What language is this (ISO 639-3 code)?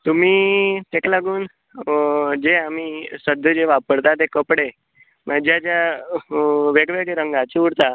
kok